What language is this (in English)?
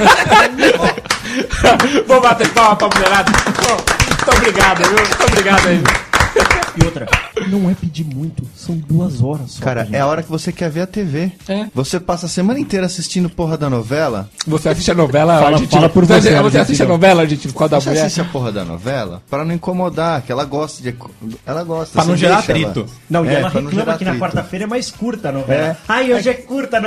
Portuguese